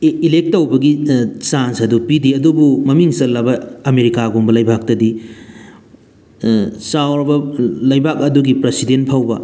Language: Manipuri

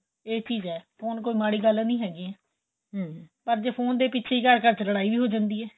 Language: Punjabi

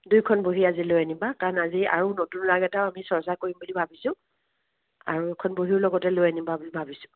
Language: Assamese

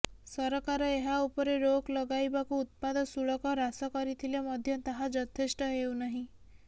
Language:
Odia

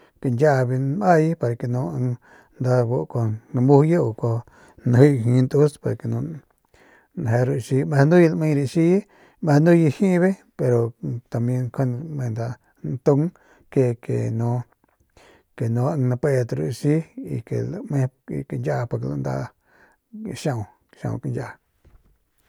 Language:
Northern Pame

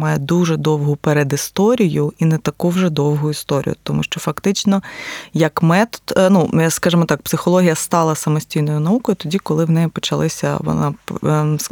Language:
Ukrainian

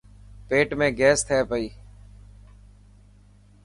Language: Dhatki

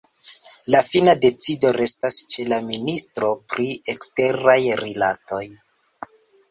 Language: Esperanto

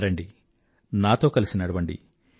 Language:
Telugu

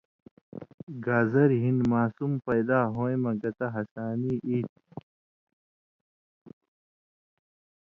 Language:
Indus Kohistani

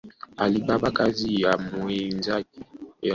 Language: Swahili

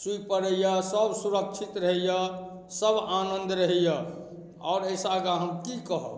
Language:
Maithili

